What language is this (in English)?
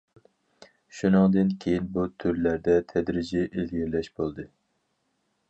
Uyghur